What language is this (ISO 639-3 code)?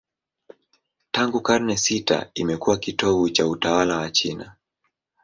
swa